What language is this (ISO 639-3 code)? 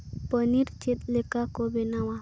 sat